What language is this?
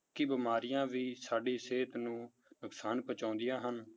Punjabi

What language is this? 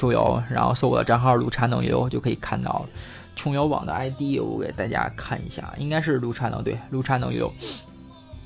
Chinese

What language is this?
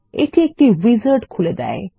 Bangla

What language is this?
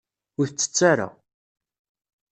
Kabyle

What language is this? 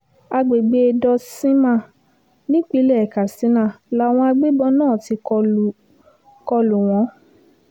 Yoruba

